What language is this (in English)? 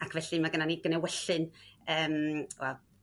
Welsh